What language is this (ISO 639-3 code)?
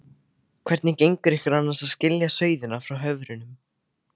isl